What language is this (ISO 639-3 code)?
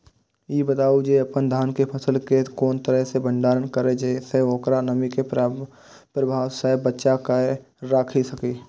mai